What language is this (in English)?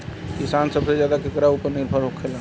Bhojpuri